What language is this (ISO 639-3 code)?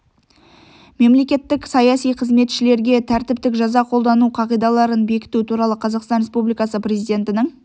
kaz